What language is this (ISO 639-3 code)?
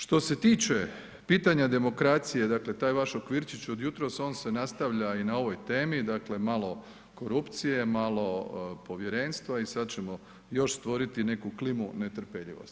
hrv